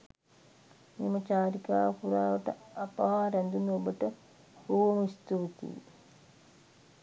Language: Sinhala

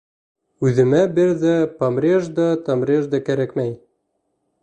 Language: Bashkir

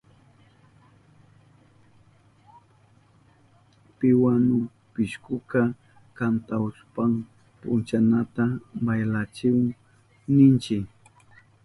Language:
Southern Pastaza Quechua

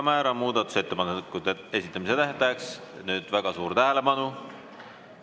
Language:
Estonian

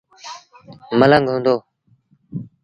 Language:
Sindhi Bhil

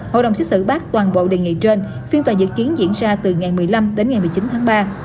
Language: Vietnamese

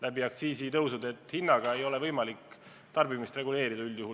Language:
Estonian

